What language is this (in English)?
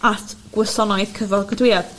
Welsh